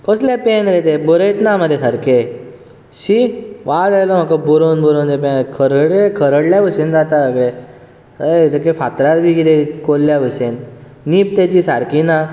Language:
Konkani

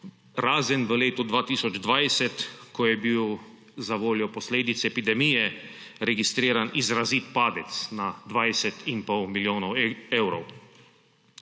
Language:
Slovenian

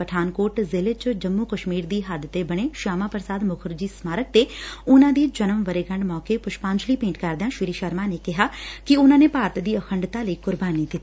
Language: Punjabi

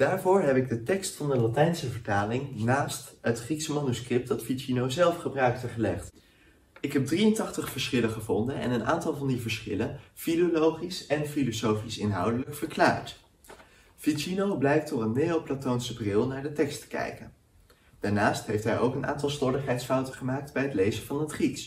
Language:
Dutch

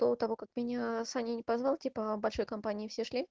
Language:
Russian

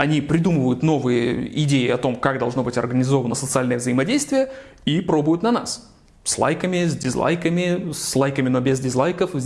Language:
Russian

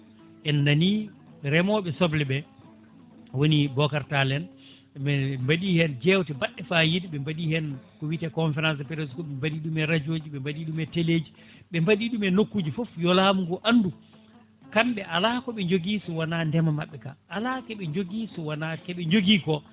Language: Fula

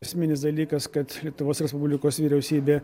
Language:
Lithuanian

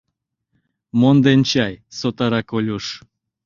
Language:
Mari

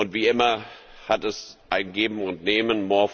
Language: German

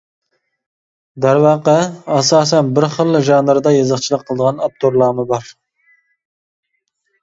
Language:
Uyghur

